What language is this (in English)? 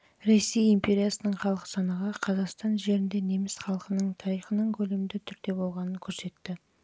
Kazakh